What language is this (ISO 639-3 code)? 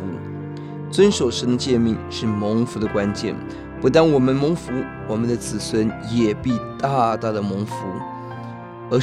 zho